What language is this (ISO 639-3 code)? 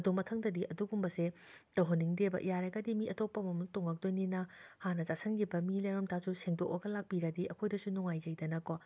mni